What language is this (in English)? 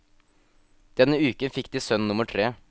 Norwegian